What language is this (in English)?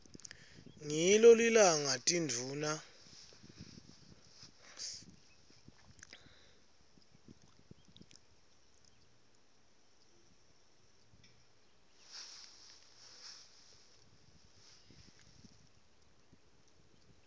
Swati